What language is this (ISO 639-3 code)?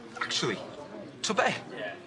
cym